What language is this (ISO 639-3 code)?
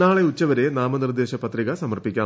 mal